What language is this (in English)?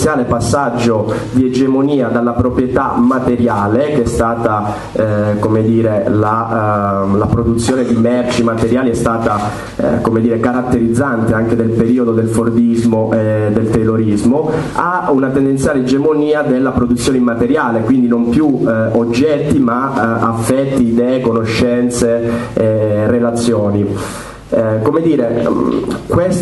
Italian